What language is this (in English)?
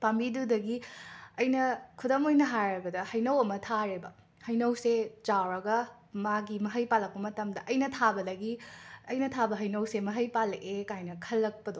Manipuri